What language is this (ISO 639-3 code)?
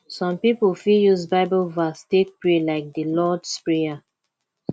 pcm